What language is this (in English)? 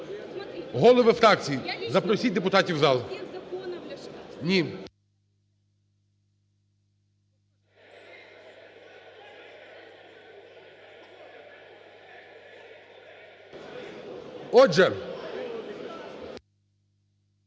Ukrainian